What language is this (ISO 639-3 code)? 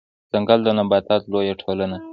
pus